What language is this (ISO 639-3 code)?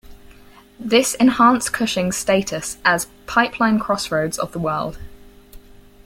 eng